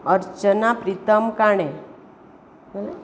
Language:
Konkani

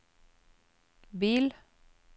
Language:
Norwegian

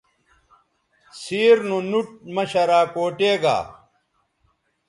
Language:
Bateri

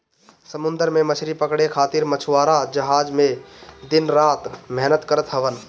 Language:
Bhojpuri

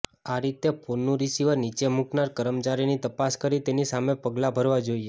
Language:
Gujarati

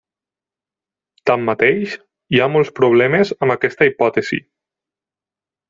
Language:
Catalan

